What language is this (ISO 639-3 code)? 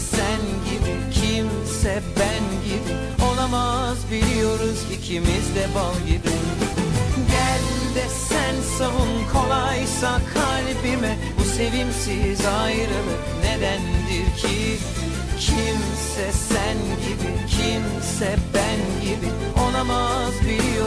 tur